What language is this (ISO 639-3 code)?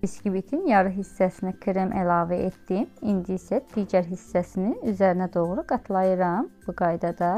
tur